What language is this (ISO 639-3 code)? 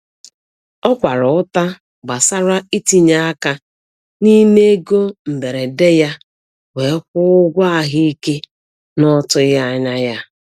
ibo